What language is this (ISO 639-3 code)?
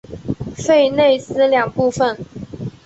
zho